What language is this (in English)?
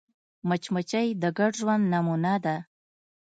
Pashto